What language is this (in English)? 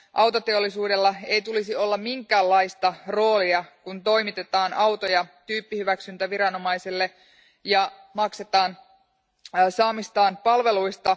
Finnish